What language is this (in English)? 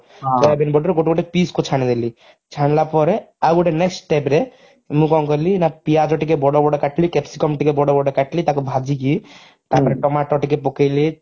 Odia